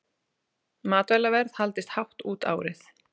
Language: Icelandic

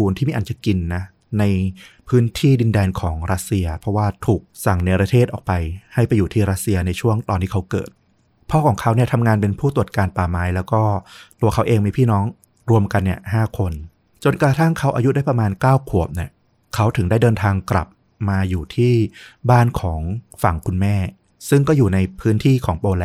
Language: Thai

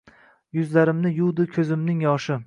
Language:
Uzbek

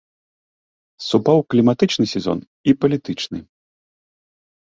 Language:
Belarusian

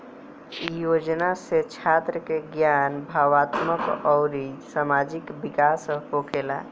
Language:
Bhojpuri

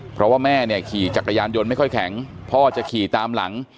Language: Thai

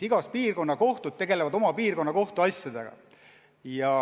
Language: Estonian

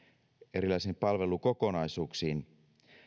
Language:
Finnish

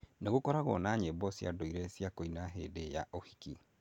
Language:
Kikuyu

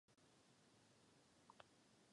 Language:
Czech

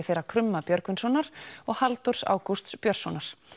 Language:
Icelandic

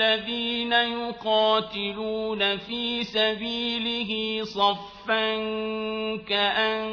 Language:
Arabic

